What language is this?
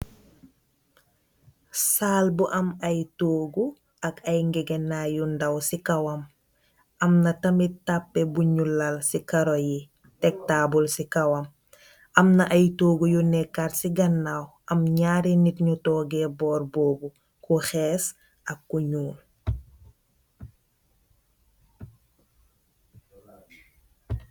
Wolof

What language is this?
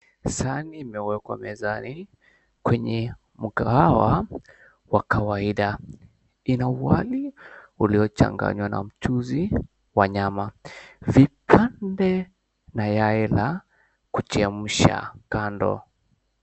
Swahili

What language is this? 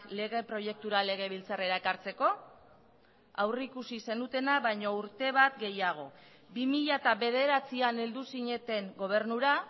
Basque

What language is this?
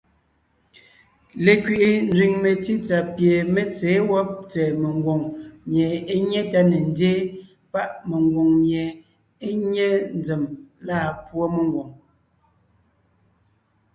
Ngiemboon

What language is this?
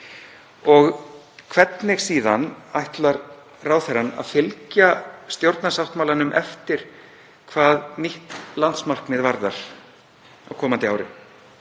Icelandic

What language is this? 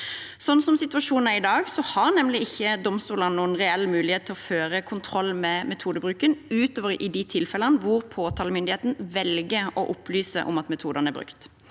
Norwegian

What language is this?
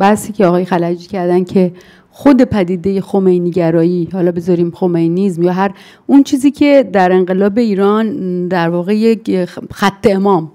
Persian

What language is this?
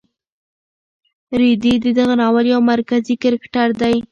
Pashto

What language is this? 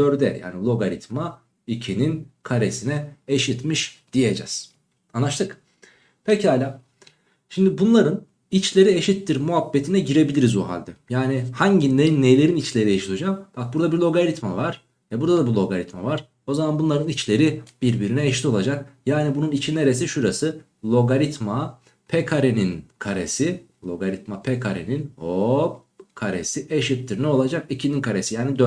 Turkish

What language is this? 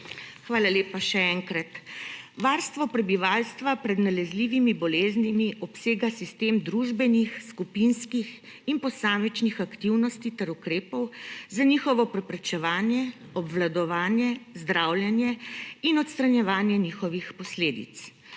Slovenian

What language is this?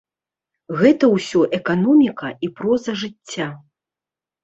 Belarusian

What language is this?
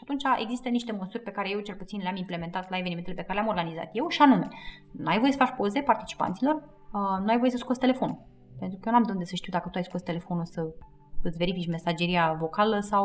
Romanian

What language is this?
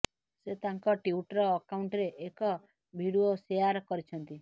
Odia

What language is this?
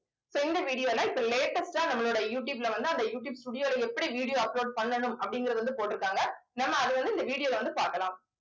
Tamil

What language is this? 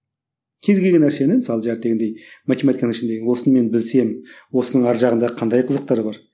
Kazakh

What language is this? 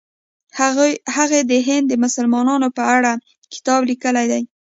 Pashto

